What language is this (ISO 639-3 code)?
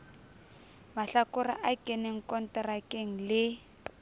sot